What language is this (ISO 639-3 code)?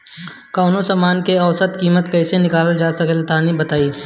bho